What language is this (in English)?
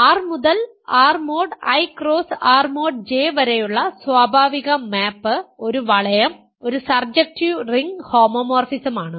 Malayalam